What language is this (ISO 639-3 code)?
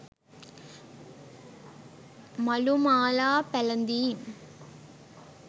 sin